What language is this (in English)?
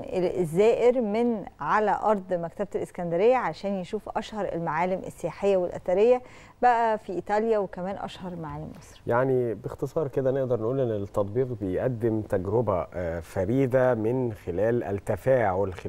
Arabic